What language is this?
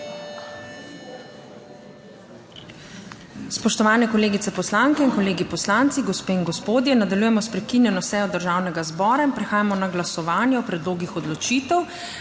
Slovenian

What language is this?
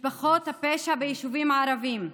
Hebrew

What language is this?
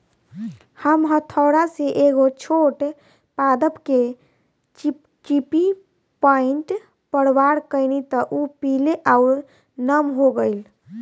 Bhojpuri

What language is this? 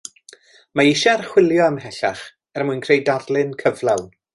Welsh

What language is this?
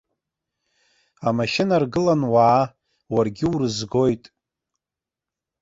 Abkhazian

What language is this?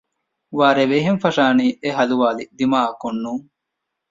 Divehi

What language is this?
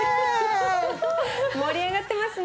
Japanese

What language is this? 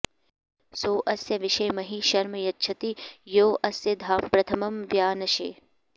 Sanskrit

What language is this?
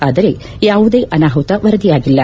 Kannada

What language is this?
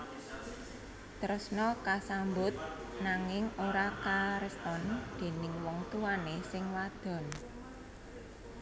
Javanese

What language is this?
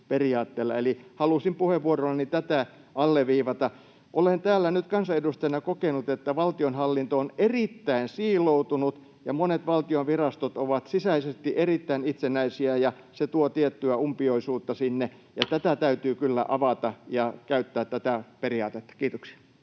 Finnish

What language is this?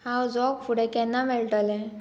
Konkani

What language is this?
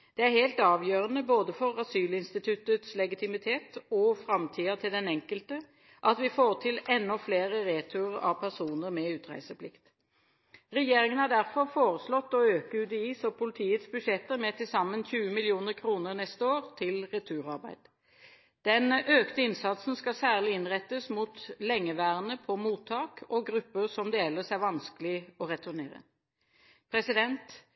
Norwegian Bokmål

